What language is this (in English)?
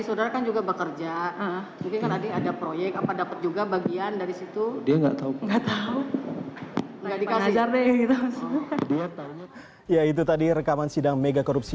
Indonesian